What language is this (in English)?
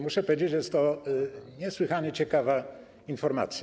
Polish